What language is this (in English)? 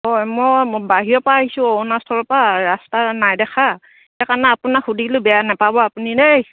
Assamese